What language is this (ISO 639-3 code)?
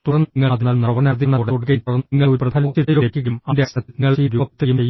mal